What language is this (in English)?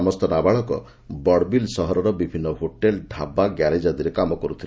Odia